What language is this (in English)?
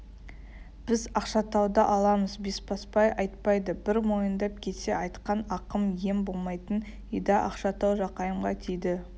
Kazakh